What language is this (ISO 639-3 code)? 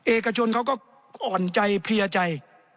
tha